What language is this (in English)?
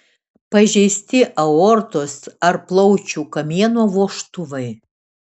Lithuanian